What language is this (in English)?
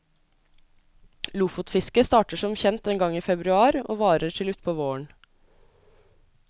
Norwegian